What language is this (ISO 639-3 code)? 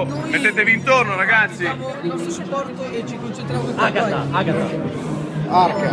ita